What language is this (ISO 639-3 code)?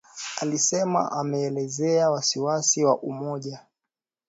swa